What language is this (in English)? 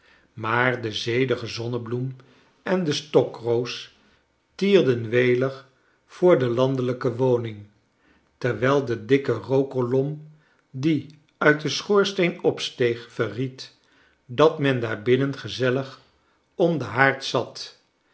Dutch